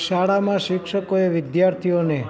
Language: Gujarati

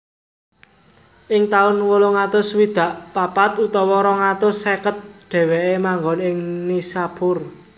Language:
Javanese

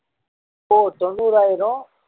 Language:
Tamil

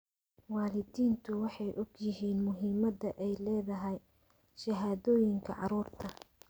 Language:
Somali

